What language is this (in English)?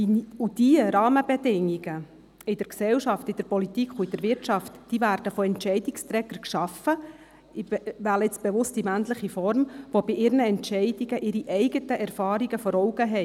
Swiss German